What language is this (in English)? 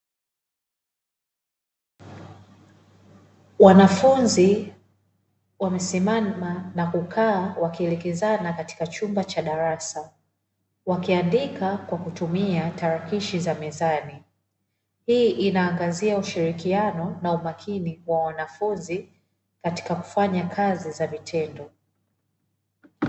Swahili